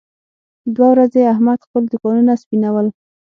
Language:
Pashto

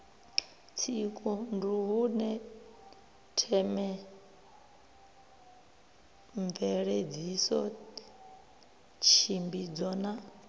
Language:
Venda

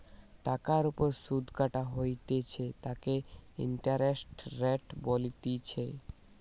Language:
Bangla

